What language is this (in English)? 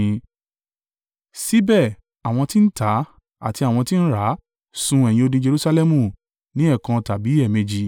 Yoruba